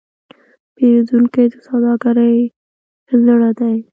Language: Pashto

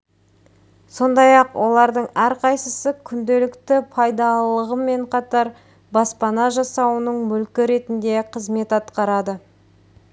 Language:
Kazakh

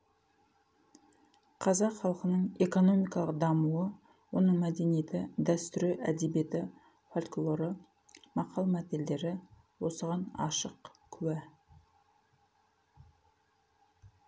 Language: Kazakh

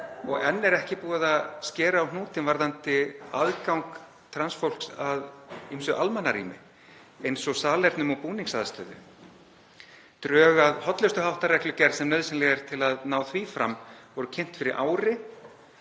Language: Icelandic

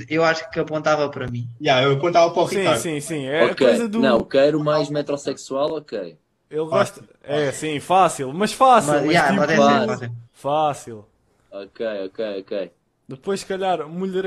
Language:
Portuguese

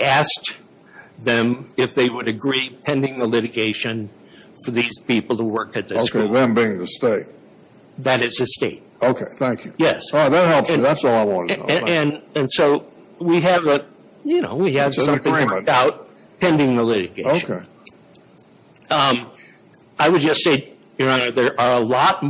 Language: English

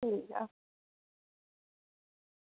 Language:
Dogri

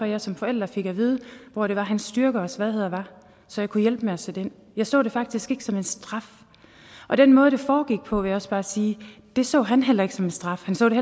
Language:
Danish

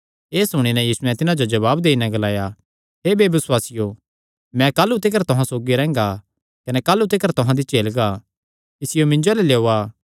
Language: Kangri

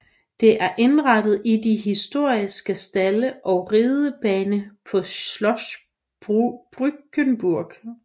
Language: Danish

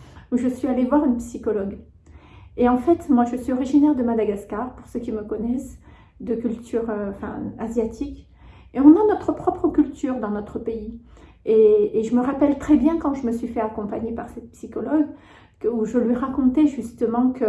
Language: French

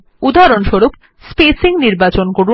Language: Bangla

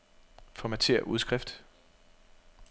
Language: Danish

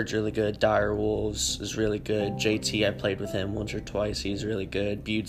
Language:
English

